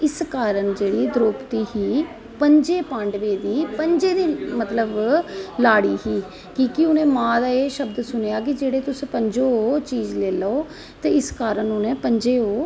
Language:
Dogri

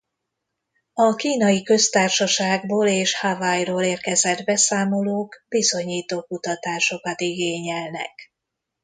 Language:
Hungarian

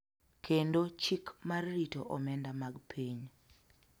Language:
Luo (Kenya and Tanzania)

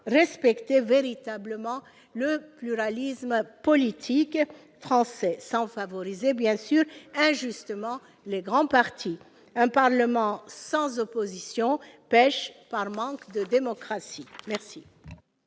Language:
French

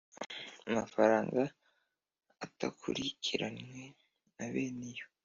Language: Kinyarwanda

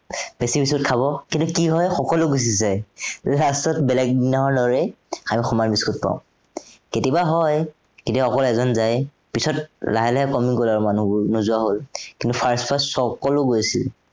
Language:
Assamese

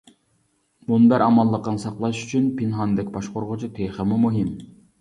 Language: Uyghur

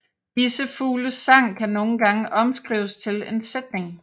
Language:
Danish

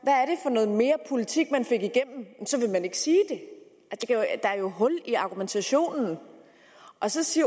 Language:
Danish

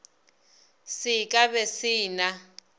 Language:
Northern Sotho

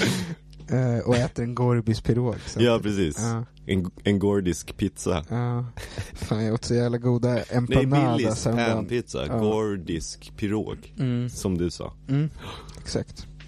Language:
Swedish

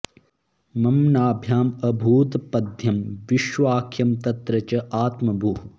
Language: Sanskrit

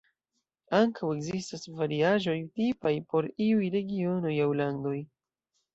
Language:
Esperanto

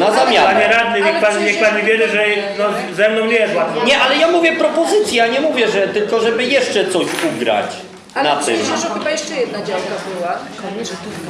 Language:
Polish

